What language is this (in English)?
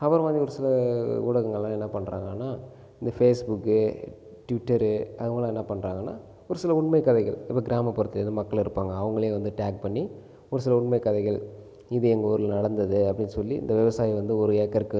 Tamil